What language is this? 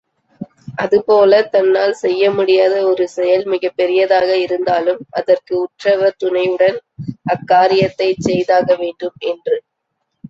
Tamil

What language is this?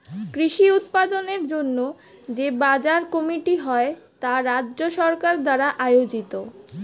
Bangla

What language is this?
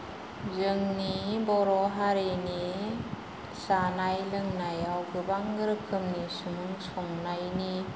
Bodo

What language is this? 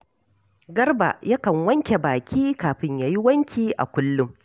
Hausa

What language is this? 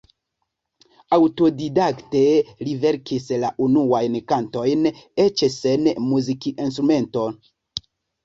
Esperanto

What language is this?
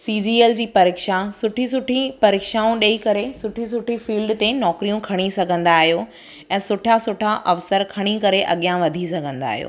Sindhi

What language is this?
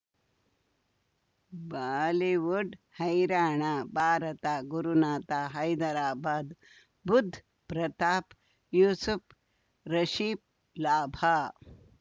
Kannada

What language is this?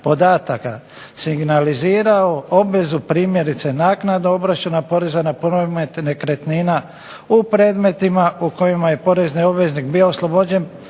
Croatian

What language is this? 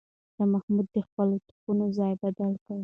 Pashto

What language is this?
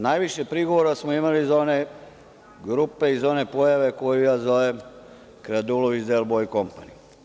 Serbian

